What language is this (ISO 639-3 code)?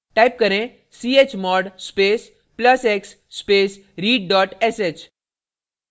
hin